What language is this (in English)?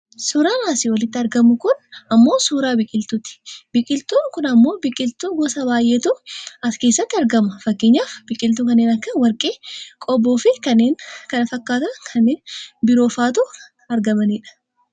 Oromo